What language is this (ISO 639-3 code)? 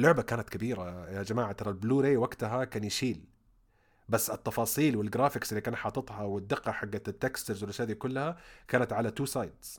ara